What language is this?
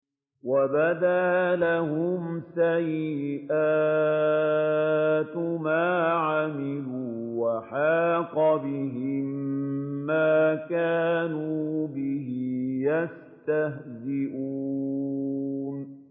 Arabic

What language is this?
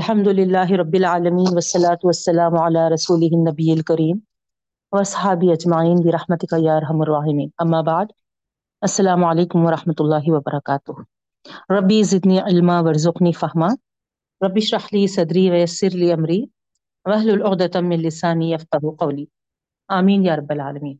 Urdu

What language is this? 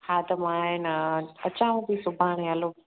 Sindhi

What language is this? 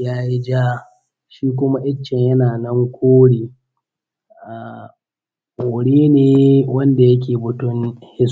Hausa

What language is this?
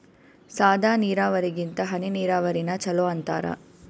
Kannada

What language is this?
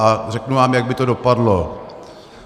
Czech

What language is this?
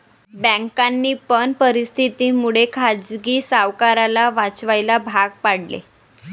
Marathi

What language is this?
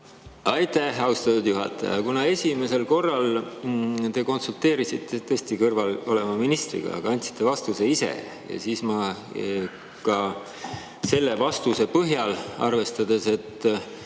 Estonian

